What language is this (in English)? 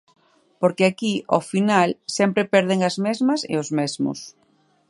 Galician